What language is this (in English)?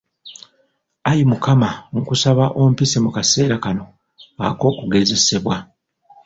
Ganda